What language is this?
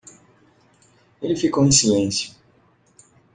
Portuguese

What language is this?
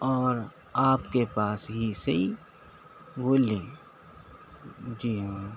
Urdu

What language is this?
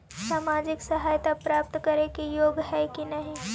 Magahi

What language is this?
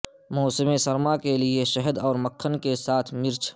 Urdu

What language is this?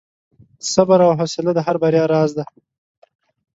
Pashto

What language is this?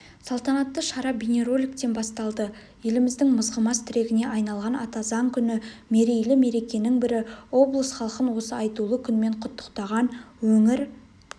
Kazakh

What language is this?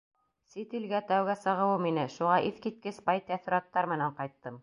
Bashkir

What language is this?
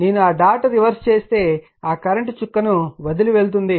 Telugu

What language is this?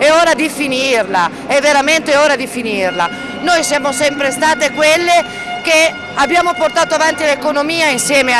Italian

